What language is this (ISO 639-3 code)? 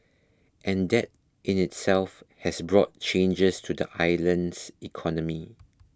eng